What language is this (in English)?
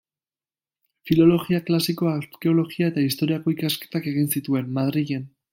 Basque